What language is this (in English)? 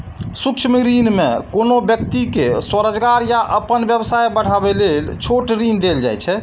Maithili